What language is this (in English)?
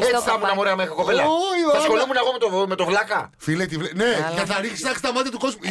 Greek